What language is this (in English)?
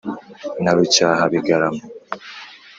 Kinyarwanda